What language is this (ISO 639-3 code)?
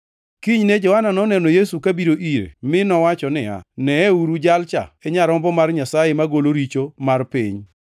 luo